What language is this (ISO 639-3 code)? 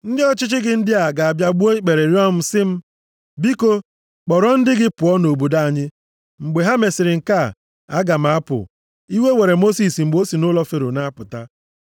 ibo